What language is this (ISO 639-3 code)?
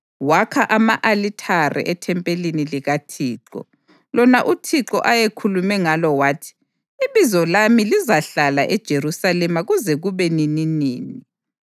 nde